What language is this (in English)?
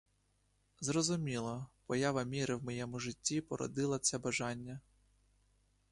Ukrainian